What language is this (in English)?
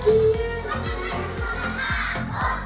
Indonesian